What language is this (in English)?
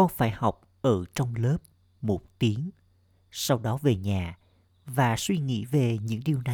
Vietnamese